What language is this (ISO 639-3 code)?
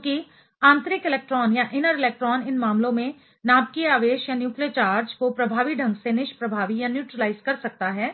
hin